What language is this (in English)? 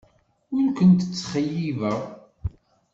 Kabyle